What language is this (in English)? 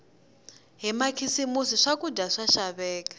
Tsonga